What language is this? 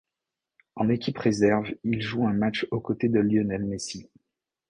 French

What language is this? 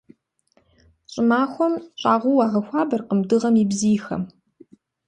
Kabardian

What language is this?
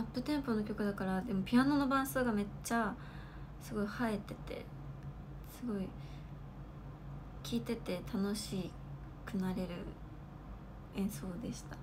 Japanese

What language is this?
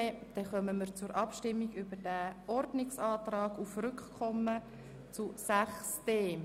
Swiss German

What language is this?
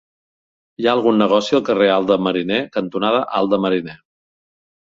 Catalan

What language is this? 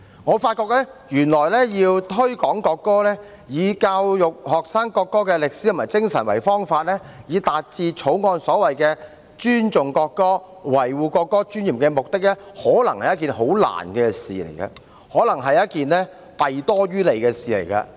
Cantonese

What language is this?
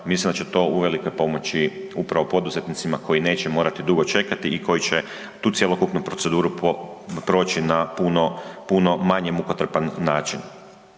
Croatian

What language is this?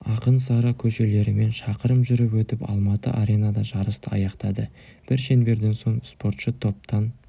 Kazakh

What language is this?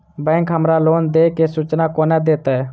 Maithili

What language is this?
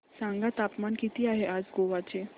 Marathi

